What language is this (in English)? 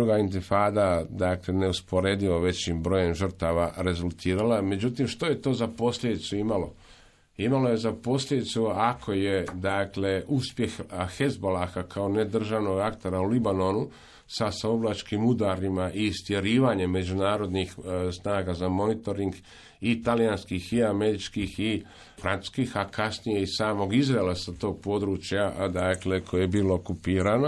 Croatian